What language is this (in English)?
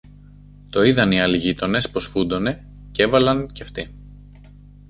Greek